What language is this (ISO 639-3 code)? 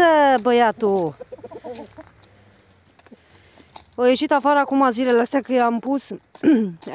ron